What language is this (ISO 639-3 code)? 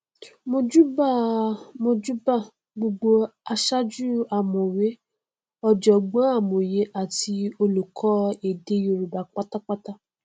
yor